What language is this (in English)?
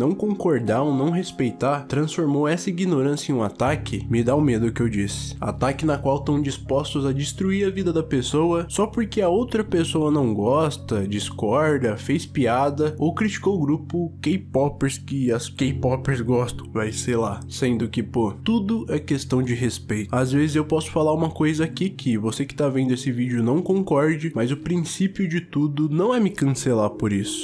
Portuguese